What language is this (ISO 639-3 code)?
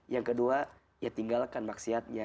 ind